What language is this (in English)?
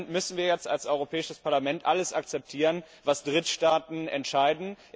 German